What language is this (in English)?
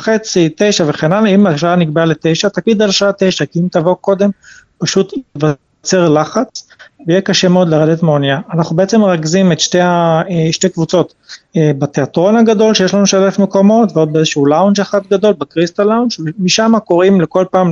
Hebrew